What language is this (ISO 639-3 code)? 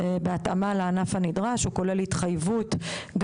heb